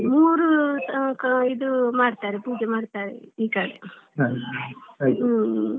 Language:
Kannada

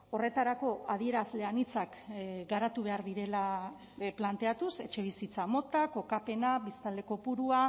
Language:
Basque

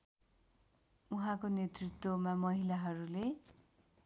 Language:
Nepali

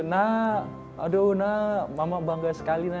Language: Indonesian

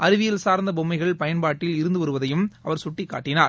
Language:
Tamil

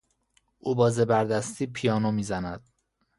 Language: Persian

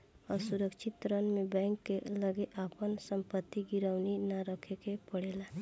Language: Bhojpuri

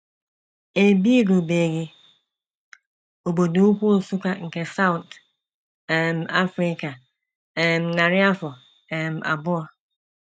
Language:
Igbo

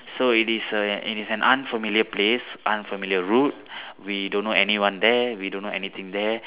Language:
English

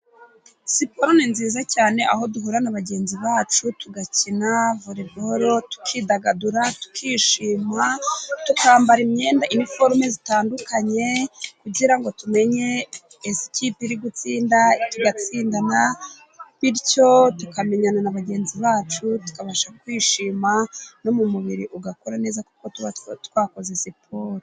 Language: Kinyarwanda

